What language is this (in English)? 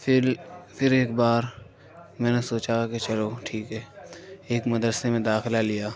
Urdu